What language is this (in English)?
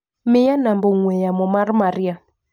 Luo (Kenya and Tanzania)